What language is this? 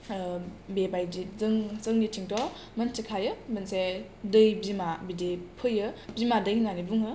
Bodo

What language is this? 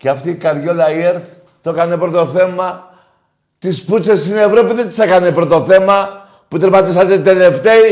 Greek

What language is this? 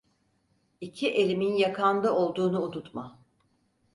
Turkish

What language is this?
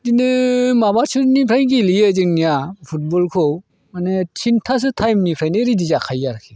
Bodo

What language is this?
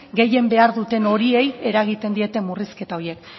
Basque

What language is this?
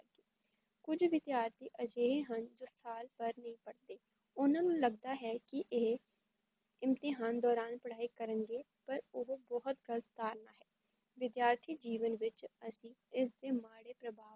Punjabi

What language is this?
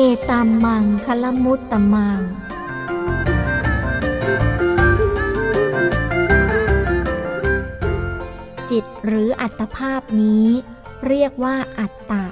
Thai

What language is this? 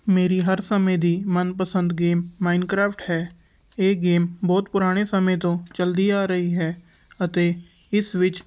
Punjabi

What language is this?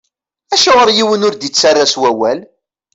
Kabyle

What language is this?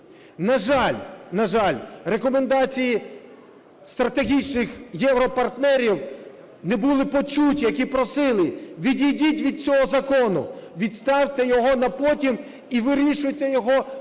Ukrainian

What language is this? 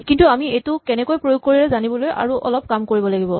Assamese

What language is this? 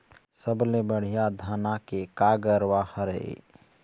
Chhattisgarhi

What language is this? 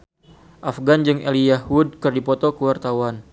Sundanese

